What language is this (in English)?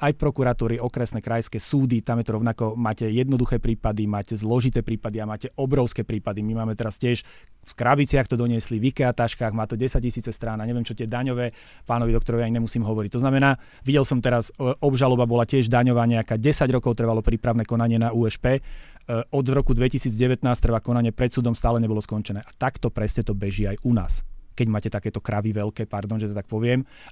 Slovak